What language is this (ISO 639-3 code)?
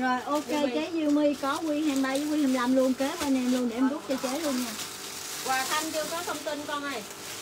vie